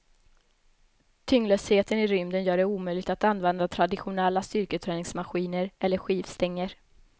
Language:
Swedish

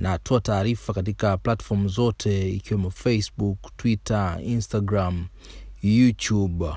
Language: Swahili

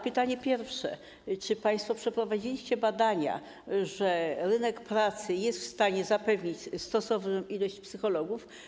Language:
Polish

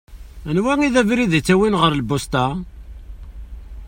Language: Kabyle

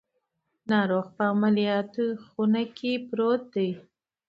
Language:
Pashto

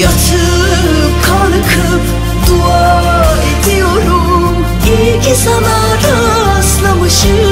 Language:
Turkish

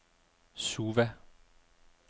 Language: Danish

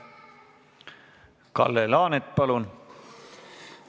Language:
Estonian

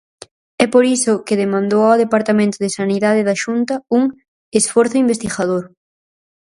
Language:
Galician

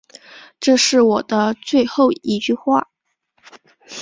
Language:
Chinese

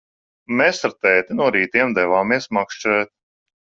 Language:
Latvian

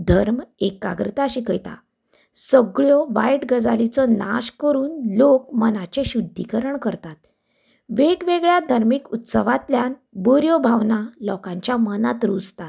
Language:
Konkani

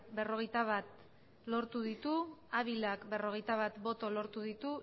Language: Basque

